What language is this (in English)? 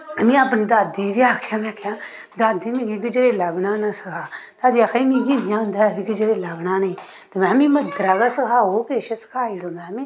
Dogri